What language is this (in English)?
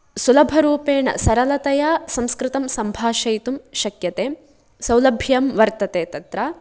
Sanskrit